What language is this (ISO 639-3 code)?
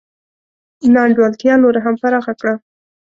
pus